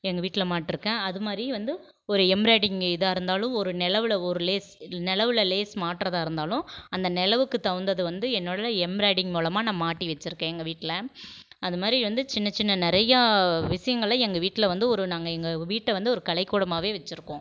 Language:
Tamil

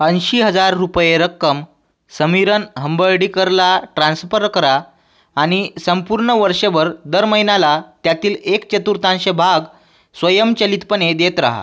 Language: Marathi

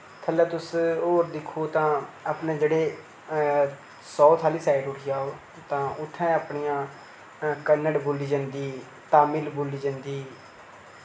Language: Dogri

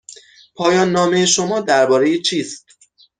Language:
Persian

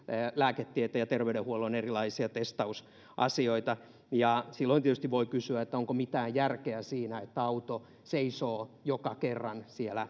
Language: Finnish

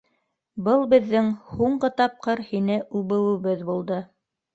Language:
Bashkir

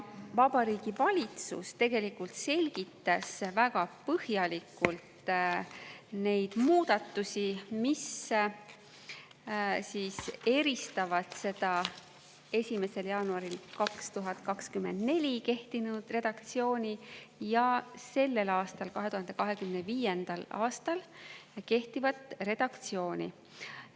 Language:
Estonian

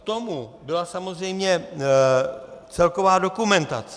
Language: Czech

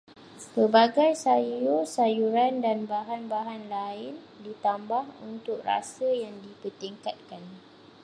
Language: Malay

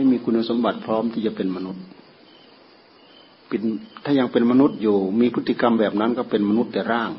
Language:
Thai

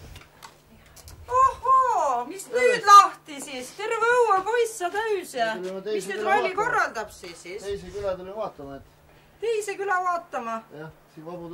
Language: Finnish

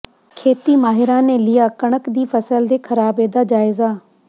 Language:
Punjabi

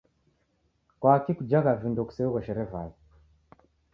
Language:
Taita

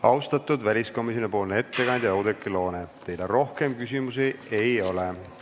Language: Estonian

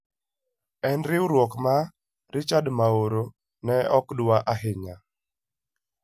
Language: Luo (Kenya and Tanzania)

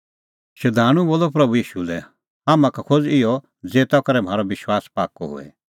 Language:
Kullu Pahari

